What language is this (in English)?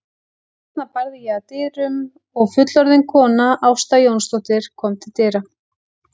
Icelandic